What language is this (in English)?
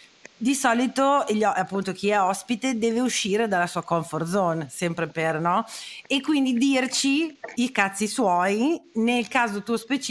Italian